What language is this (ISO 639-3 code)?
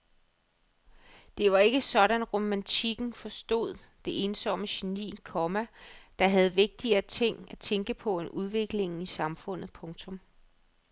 dan